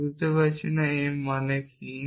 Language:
Bangla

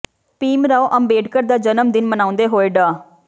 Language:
Punjabi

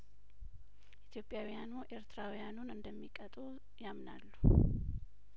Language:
Amharic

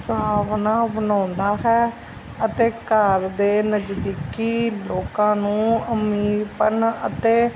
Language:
Punjabi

